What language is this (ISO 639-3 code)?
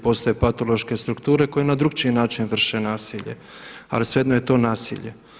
hrv